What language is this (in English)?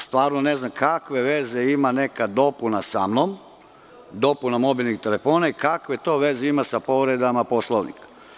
Serbian